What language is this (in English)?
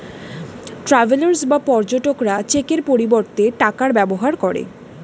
Bangla